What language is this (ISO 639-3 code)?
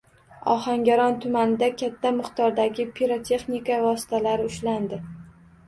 uzb